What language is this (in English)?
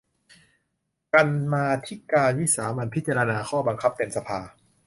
Thai